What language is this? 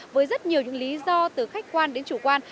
Vietnamese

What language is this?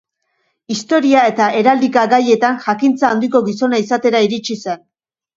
Basque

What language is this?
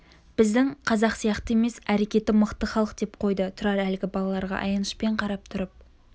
Kazakh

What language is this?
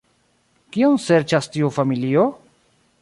Esperanto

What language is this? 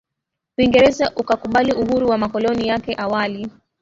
Swahili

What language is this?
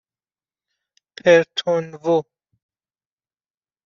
Persian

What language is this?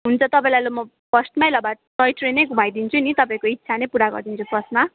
Nepali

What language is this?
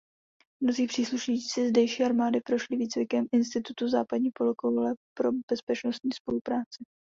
Czech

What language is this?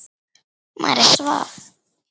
Icelandic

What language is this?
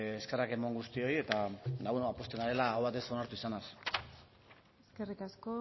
Basque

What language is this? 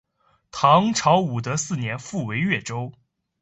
Chinese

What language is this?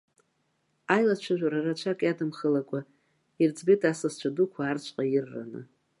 Abkhazian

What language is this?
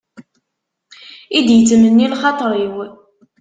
Kabyle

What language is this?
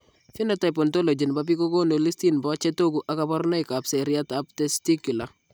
Kalenjin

